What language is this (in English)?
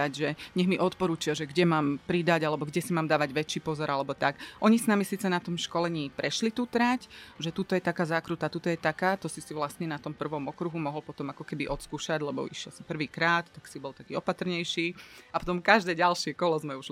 Slovak